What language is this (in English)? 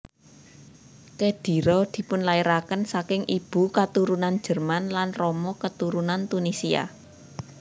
Javanese